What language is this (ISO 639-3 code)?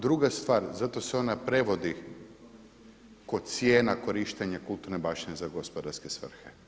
hrv